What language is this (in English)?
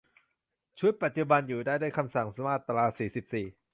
Thai